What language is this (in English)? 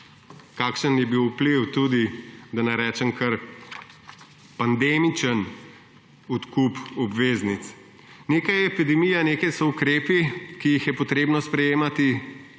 Slovenian